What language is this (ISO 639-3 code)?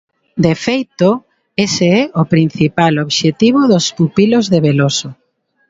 glg